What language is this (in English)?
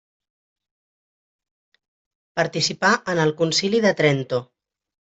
Catalan